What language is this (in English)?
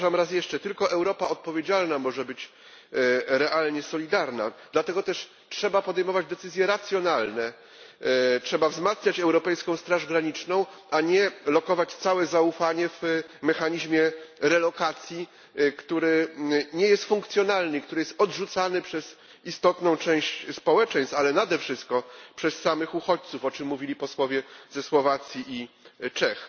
Polish